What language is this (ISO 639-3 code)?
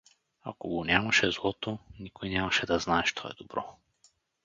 bul